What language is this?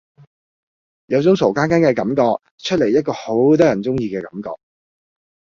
Cantonese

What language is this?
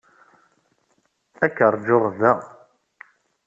Kabyle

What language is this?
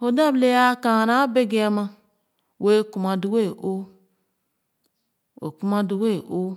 Khana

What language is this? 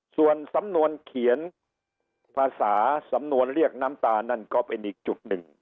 Thai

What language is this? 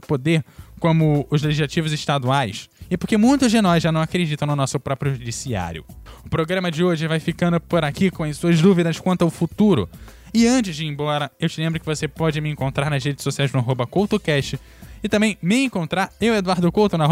Portuguese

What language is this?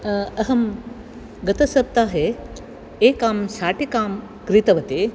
Sanskrit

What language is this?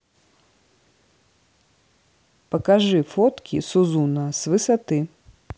Russian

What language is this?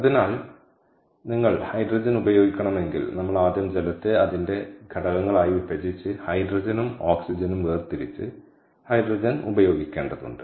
Malayalam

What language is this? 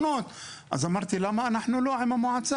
Hebrew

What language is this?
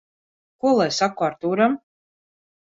Latvian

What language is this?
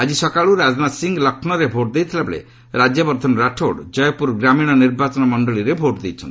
Odia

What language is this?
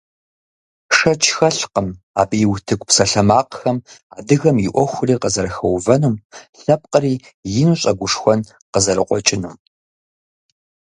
Kabardian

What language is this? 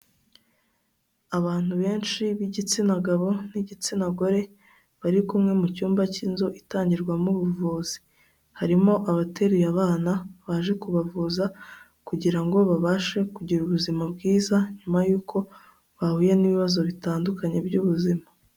Kinyarwanda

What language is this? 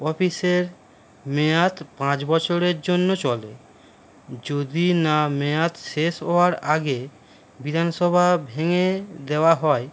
Bangla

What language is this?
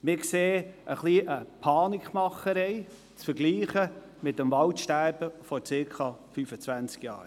Swiss German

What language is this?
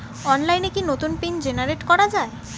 Bangla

